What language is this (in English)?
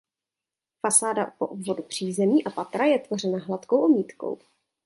Czech